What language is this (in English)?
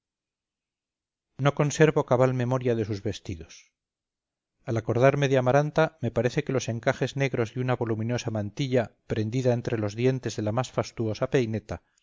Spanish